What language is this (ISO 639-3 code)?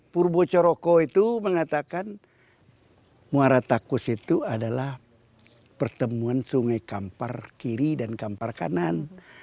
ind